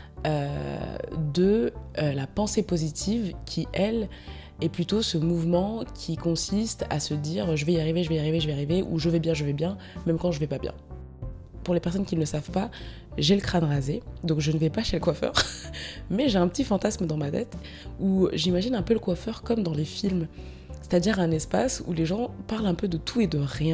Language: French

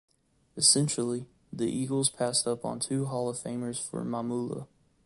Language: English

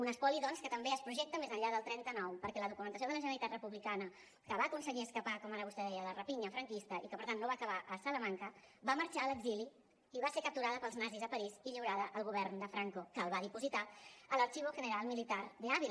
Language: Catalan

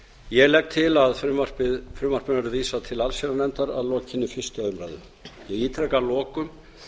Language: Icelandic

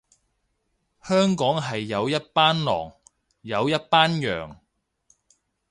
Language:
Cantonese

